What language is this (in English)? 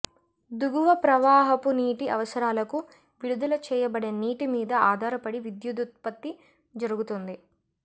Telugu